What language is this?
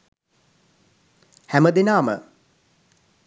Sinhala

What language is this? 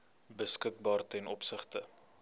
Afrikaans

